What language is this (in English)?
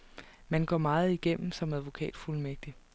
Danish